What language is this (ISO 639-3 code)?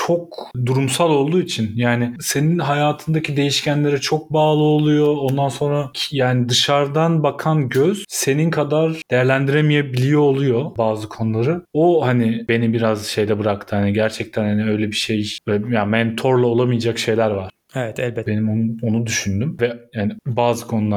tur